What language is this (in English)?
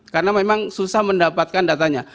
Indonesian